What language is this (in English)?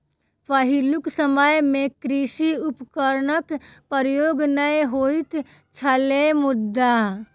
Maithili